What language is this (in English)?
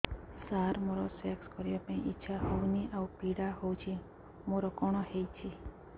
Odia